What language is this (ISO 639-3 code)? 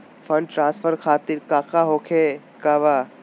mag